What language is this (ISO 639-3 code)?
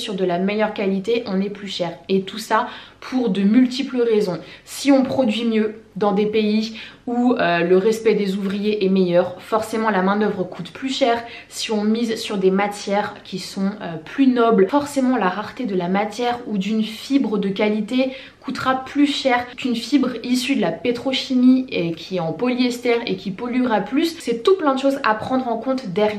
fra